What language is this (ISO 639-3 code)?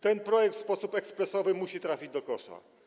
pol